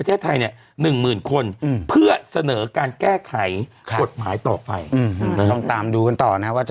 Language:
Thai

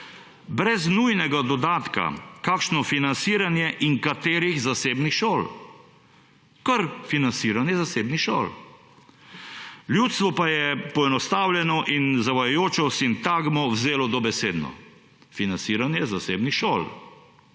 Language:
Slovenian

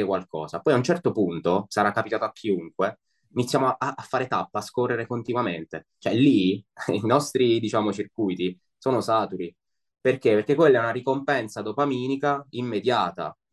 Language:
Italian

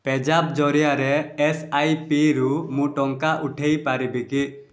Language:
Odia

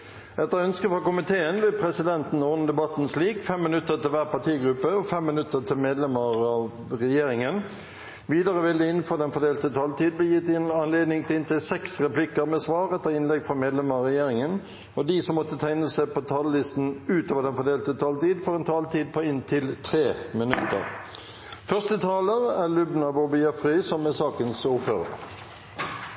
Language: Norwegian Bokmål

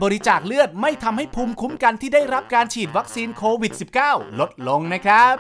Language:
Thai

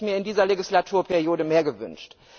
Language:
German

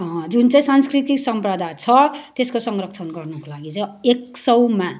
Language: Nepali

